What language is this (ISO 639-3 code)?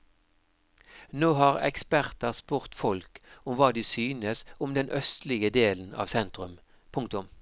nor